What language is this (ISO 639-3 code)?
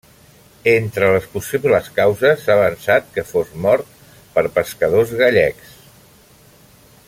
cat